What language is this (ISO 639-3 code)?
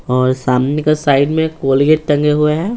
hin